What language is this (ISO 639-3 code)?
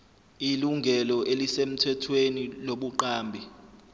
zul